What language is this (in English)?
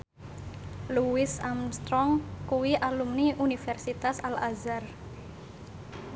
Javanese